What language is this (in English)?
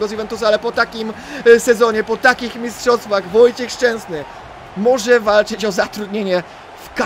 Polish